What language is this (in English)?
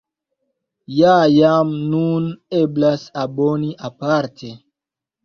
Esperanto